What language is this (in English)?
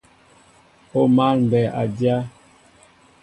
Mbo (Cameroon)